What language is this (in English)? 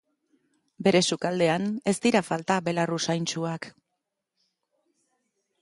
Basque